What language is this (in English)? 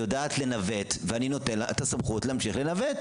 Hebrew